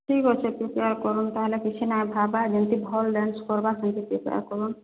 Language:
Odia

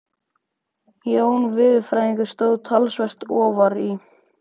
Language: Icelandic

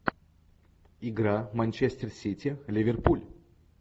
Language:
Russian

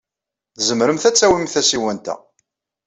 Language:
Kabyle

